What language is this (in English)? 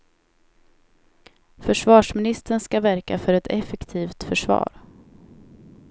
Swedish